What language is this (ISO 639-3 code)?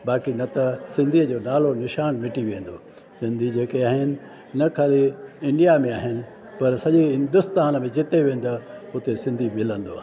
snd